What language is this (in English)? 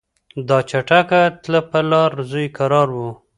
Pashto